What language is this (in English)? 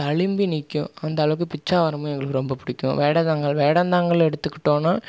Tamil